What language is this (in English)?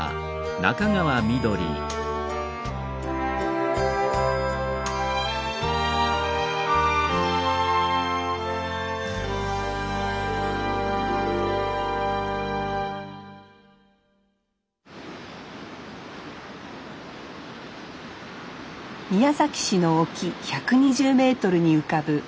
Japanese